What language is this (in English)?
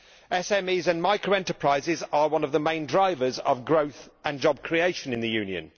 English